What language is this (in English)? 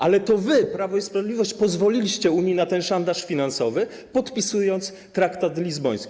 Polish